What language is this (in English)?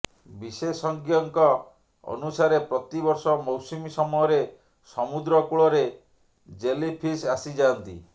Odia